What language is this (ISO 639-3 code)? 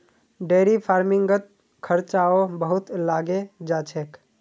mag